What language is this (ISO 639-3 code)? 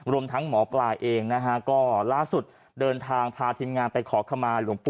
tha